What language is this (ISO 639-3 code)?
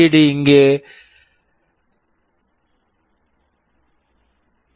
tam